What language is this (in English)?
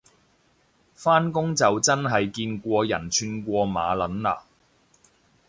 Cantonese